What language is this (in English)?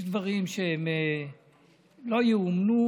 Hebrew